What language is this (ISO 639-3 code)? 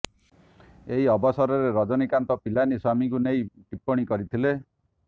ori